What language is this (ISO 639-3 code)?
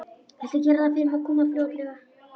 isl